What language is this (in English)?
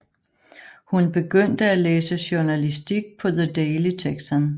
Danish